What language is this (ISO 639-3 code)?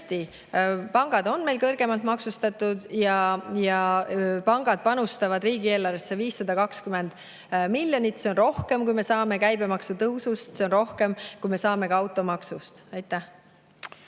est